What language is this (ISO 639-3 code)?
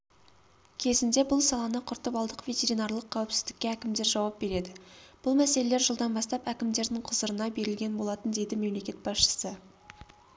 kaz